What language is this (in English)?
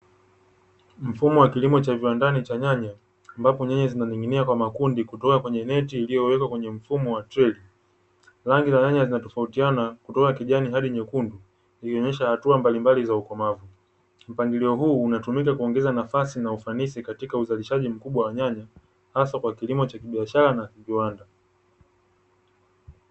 Swahili